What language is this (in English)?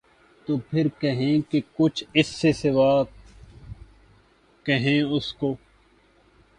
Urdu